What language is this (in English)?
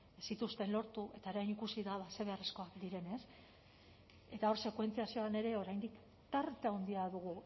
Basque